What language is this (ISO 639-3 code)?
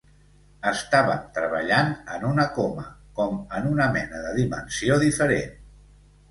cat